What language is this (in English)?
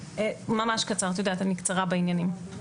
Hebrew